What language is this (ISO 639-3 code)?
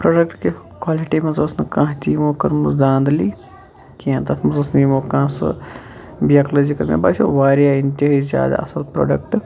kas